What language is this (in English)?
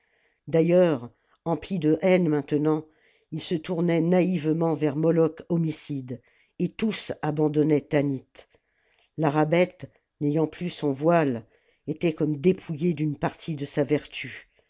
French